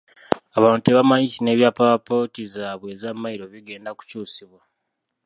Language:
Ganda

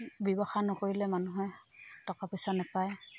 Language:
Assamese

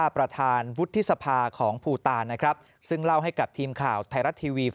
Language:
Thai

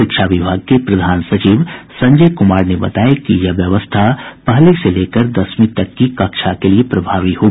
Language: Hindi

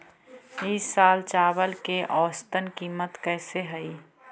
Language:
Magahi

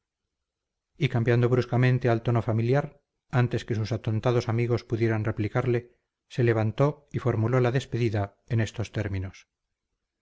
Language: Spanish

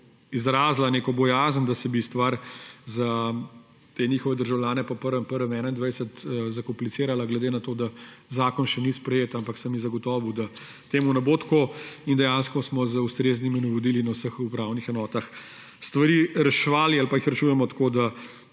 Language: Slovenian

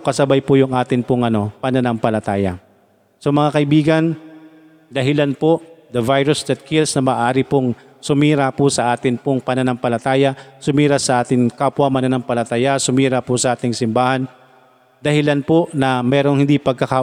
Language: Filipino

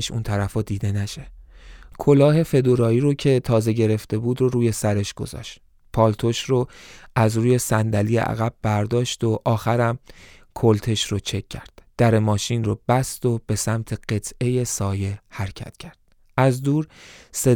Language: Persian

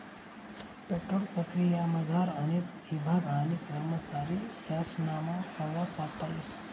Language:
Marathi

